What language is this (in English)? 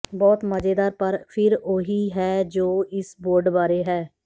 Punjabi